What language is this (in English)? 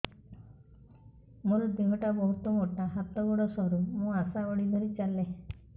Odia